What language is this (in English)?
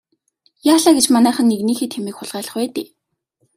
Mongolian